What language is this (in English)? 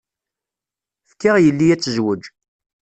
Kabyle